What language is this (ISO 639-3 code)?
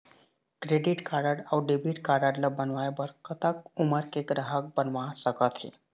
hne